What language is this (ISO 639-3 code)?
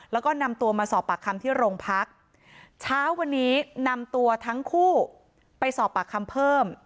tha